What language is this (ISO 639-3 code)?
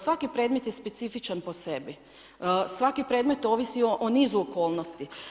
hrv